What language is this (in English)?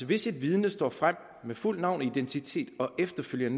Danish